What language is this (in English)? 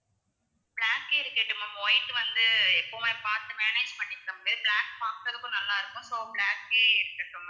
Tamil